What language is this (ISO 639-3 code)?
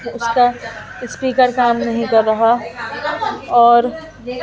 urd